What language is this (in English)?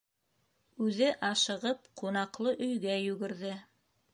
Bashkir